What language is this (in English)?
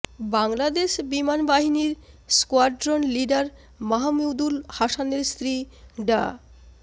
Bangla